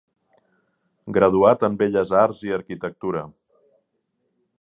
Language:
Catalan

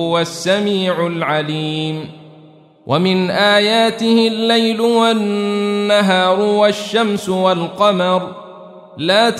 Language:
Arabic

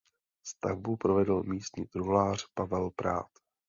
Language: Czech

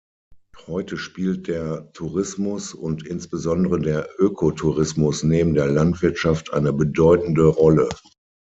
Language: German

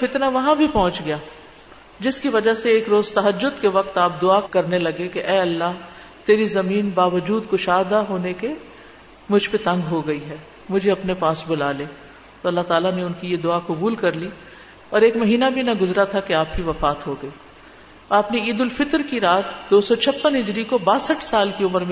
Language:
Urdu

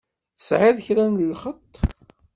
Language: Kabyle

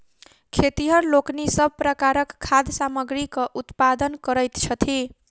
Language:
Maithili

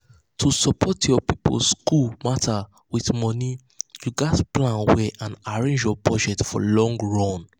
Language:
Nigerian Pidgin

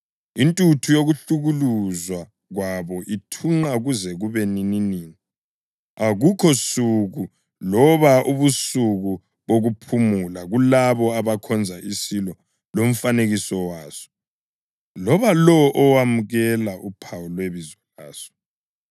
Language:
North Ndebele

